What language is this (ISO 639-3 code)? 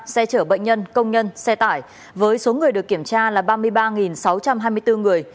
vie